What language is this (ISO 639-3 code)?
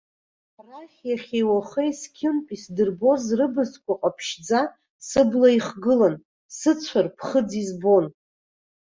abk